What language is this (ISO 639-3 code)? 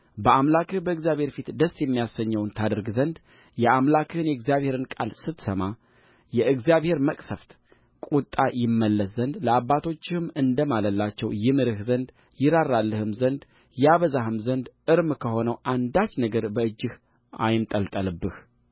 amh